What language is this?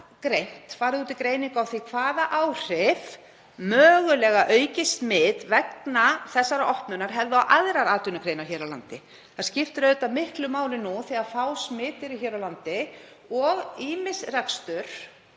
Icelandic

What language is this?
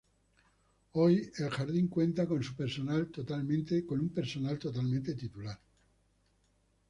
Spanish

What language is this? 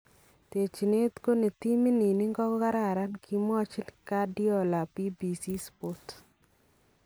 Kalenjin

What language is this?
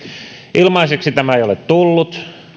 Finnish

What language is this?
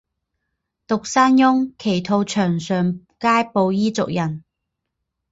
Chinese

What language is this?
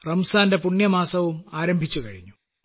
Malayalam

